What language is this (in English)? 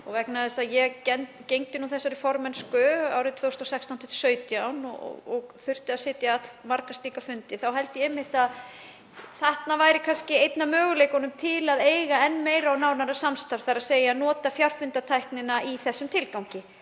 Icelandic